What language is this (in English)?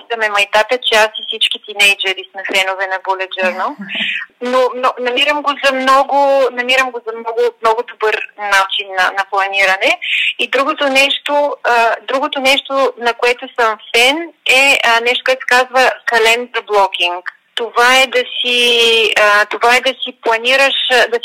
Bulgarian